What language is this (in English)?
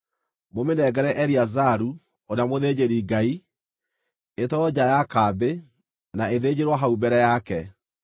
Kikuyu